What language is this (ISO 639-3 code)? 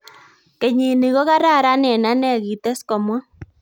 kln